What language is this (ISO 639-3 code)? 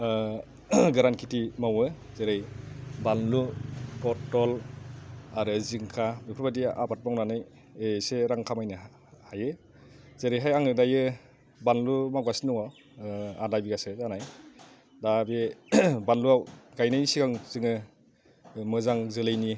brx